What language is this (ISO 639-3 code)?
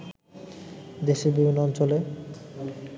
ben